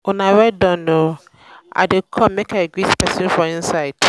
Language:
Nigerian Pidgin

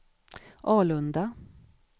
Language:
Swedish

